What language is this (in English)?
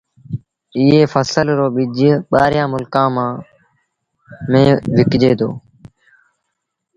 Sindhi Bhil